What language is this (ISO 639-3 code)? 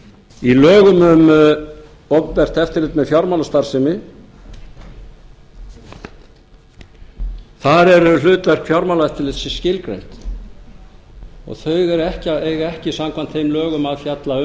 isl